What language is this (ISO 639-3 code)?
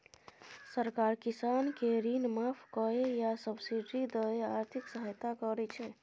mai